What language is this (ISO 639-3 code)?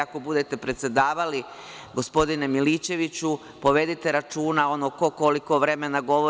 srp